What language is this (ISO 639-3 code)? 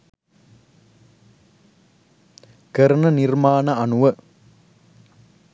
sin